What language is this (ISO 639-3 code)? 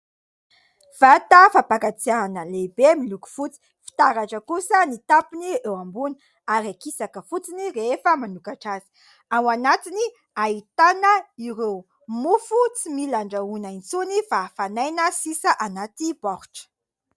mlg